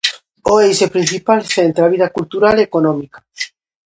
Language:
Galician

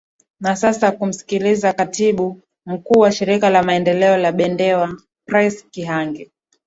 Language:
Swahili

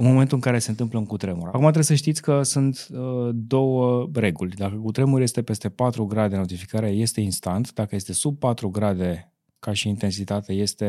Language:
Romanian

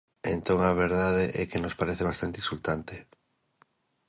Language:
Galician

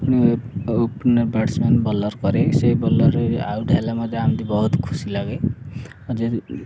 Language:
Odia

